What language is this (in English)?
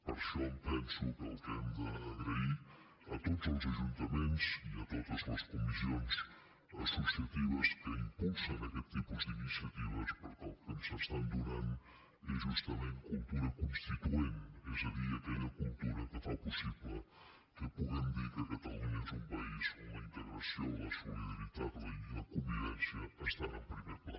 Catalan